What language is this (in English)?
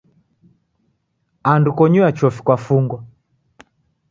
Taita